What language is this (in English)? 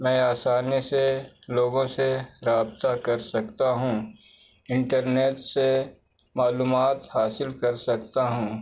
Urdu